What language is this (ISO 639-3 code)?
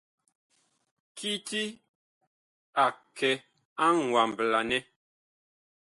bkh